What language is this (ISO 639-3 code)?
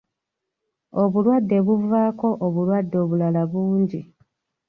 lug